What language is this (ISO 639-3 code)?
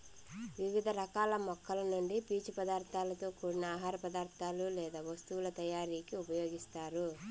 tel